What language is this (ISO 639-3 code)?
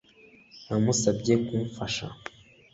kin